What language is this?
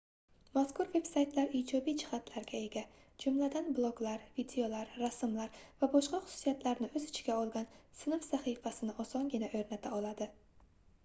Uzbek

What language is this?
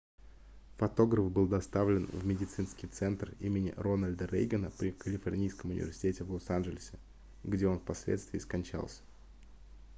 Russian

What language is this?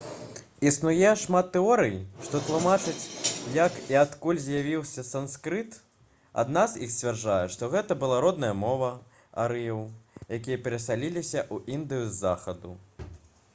Belarusian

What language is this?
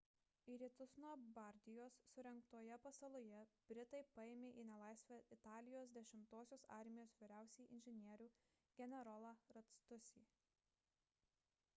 Lithuanian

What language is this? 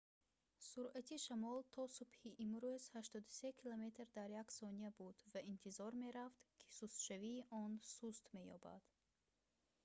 Tajik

